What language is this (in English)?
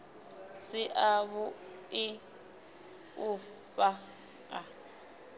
Venda